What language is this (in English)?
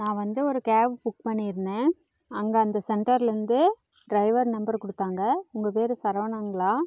Tamil